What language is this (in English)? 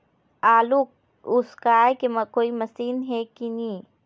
Chhattisgarhi